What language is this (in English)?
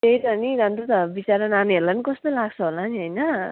Nepali